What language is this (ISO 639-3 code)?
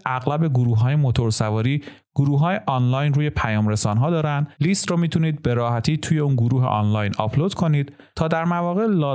fas